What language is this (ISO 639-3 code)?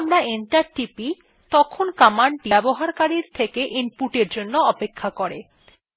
ben